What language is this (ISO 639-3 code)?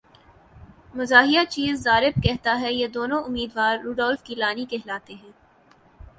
urd